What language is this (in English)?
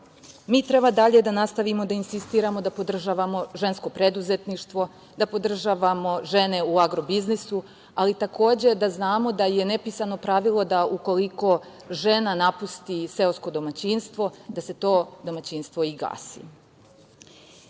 Serbian